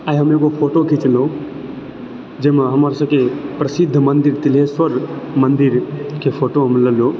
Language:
Maithili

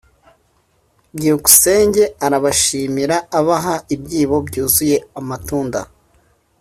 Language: Kinyarwanda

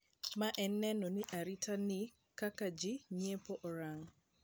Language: Luo (Kenya and Tanzania)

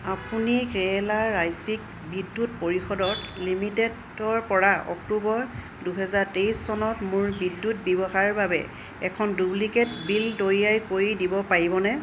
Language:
Assamese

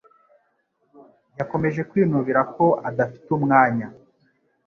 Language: Kinyarwanda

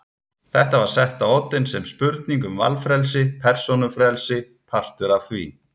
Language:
Icelandic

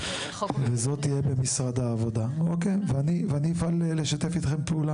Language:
Hebrew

